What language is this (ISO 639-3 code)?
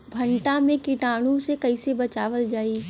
bho